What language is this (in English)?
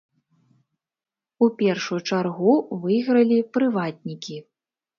Belarusian